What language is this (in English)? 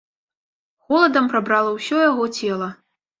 Belarusian